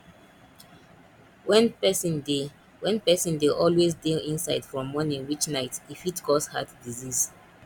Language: Nigerian Pidgin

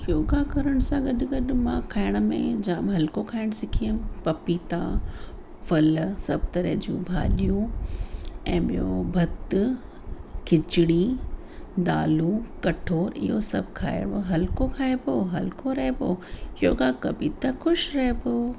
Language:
Sindhi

